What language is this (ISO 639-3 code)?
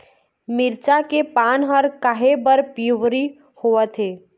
hne